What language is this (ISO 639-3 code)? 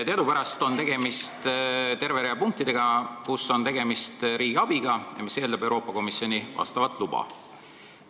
est